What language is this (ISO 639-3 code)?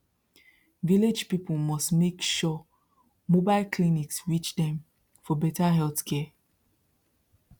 pcm